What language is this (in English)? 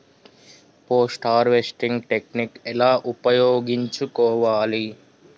Telugu